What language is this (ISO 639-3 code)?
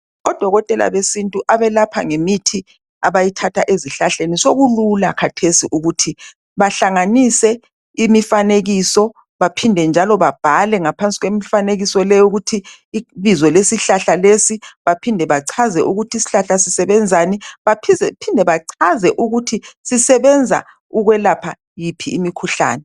nde